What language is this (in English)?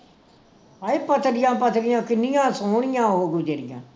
Punjabi